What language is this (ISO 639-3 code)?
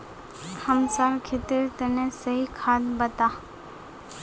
mag